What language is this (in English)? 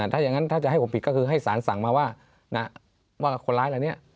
Thai